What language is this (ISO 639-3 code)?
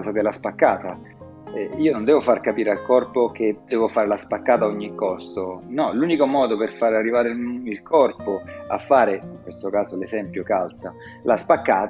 ita